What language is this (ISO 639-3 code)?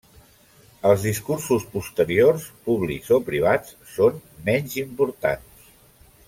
cat